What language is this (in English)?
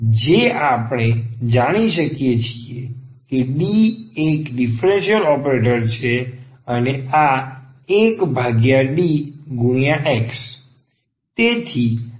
Gujarati